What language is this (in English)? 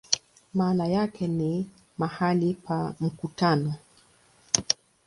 Swahili